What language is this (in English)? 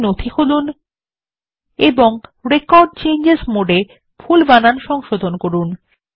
Bangla